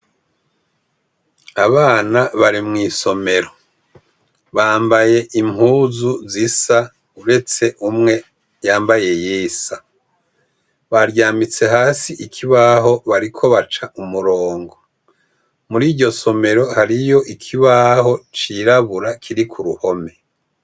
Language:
Rundi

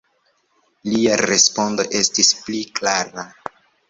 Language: Esperanto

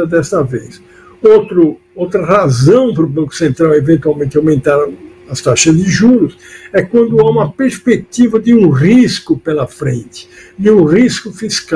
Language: Portuguese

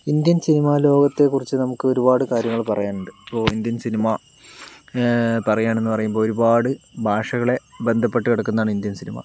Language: Malayalam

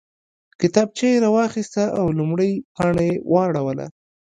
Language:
Pashto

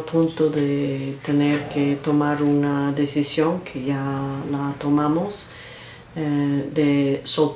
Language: Spanish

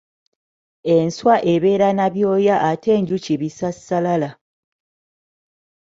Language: Ganda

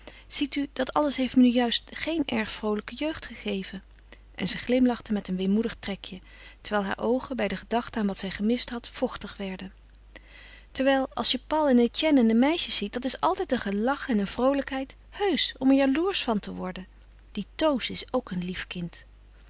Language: Dutch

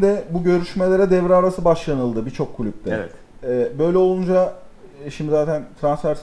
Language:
Turkish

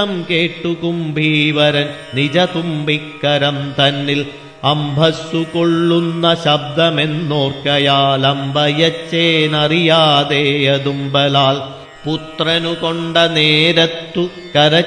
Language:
Malayalam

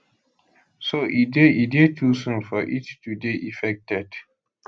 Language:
Nigerian Pidgin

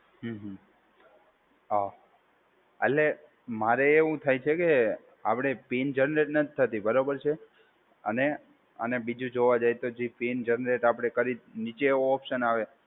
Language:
Gujarati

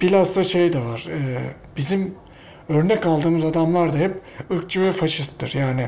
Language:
Turkish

